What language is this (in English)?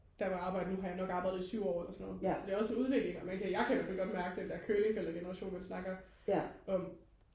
Danish